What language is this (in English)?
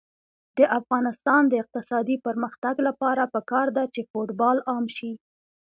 Pashto